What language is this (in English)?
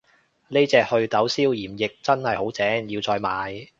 Cantonese